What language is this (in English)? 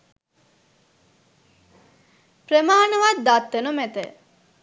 Sinhala